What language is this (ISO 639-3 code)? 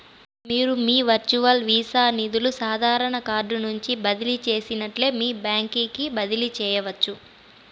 tel